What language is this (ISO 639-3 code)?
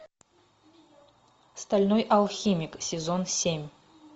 rus